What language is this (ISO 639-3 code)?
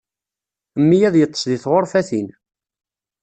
kab